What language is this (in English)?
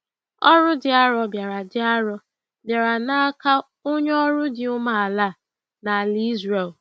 Igbo